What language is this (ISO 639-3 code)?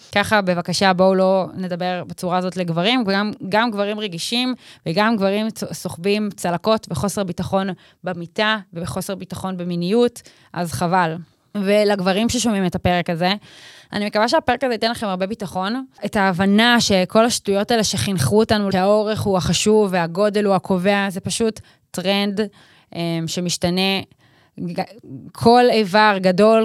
heb